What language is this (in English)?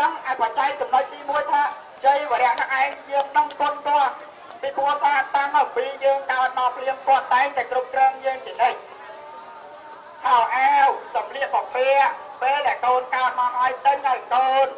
Portuguese